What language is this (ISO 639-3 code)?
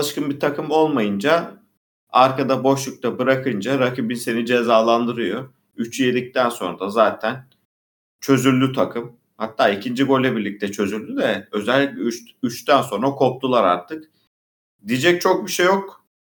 tur